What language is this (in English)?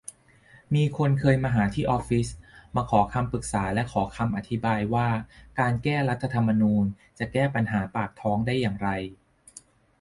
Thai